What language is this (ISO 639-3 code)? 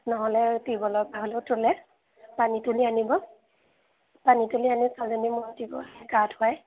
asm